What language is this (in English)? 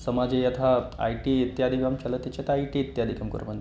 Sanskrit